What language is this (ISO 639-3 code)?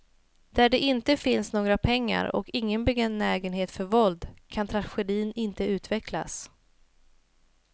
swe